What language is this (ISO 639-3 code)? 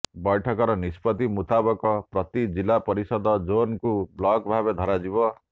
ori